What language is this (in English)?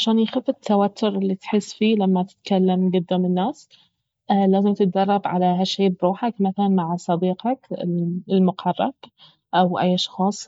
Baharna Arabic